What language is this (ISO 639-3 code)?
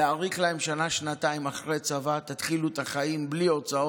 heb